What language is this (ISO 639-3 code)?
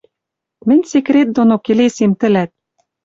mrj